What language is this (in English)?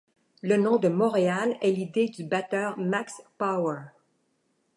French